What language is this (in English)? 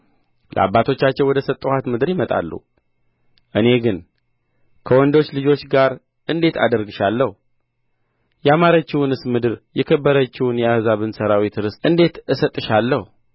Amharic